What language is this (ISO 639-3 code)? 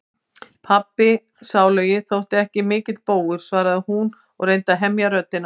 isl